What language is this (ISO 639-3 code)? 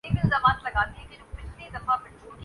urd